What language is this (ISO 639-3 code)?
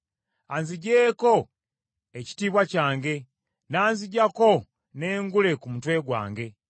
lug